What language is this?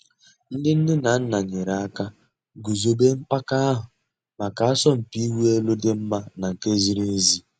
Igbo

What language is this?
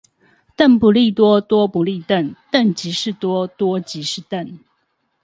Chinese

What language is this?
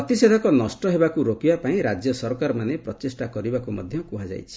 Odia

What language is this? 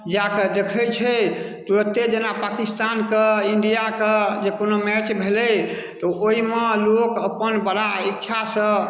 Maithili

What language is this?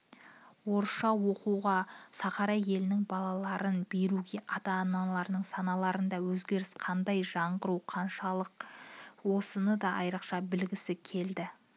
Kazakh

